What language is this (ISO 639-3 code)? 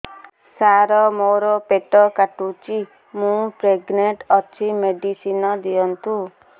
ori